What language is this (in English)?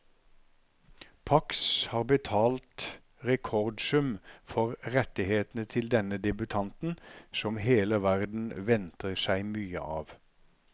Norwegian